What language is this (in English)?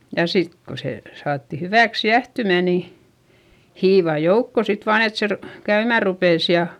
Finnish